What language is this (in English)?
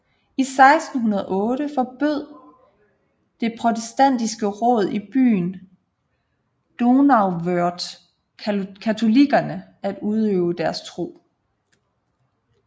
Danish